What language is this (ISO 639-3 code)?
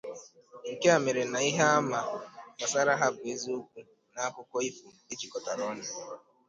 ibo